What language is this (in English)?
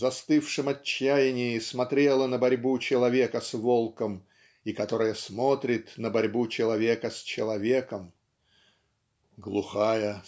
Russian